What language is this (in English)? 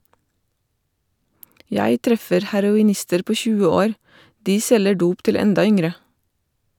Norwegian